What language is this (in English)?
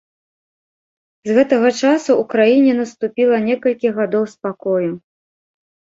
Belarusian